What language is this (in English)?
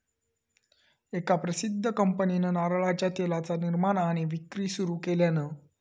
Marathi